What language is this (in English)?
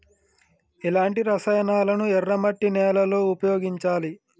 Telugu